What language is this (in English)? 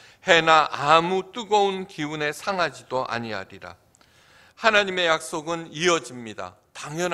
Korean